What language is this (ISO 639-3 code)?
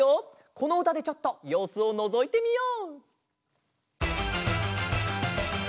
jpn